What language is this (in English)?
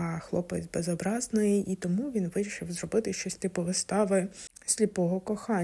Ukrainian